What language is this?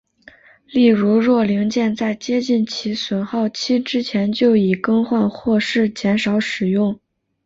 Chinese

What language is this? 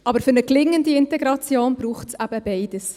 Swiss German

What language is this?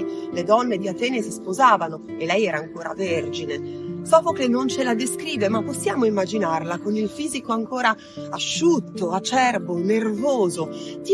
Italian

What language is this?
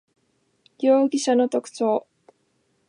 Japanese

